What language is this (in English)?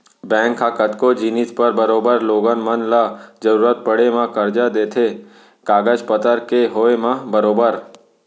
Chhattisgarhi